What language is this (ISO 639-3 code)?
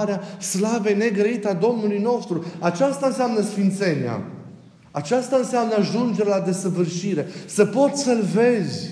ron